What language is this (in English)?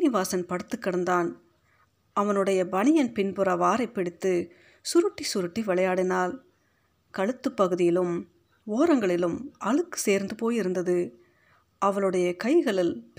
Tamil